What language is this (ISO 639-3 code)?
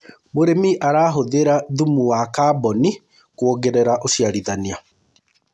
kik